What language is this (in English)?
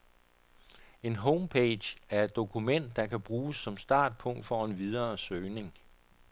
Danish